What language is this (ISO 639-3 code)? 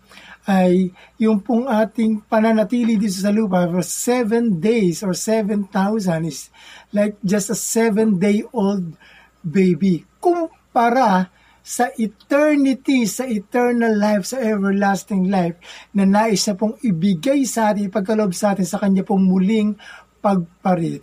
fil